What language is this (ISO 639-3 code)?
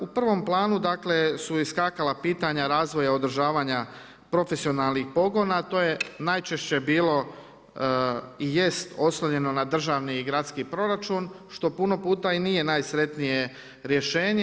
hrv